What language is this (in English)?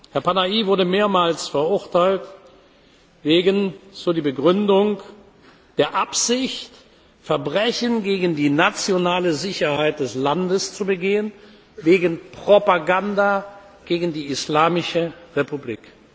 German